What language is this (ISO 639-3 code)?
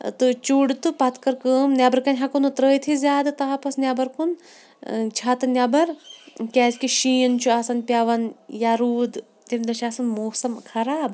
kas